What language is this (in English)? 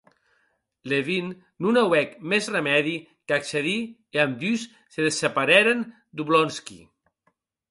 Occitan